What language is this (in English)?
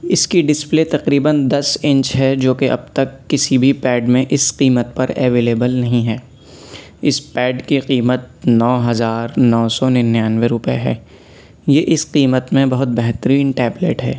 Urdu